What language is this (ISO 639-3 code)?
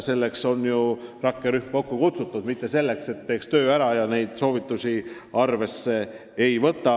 est